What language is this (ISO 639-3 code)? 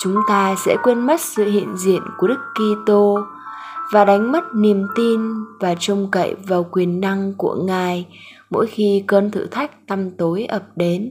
vie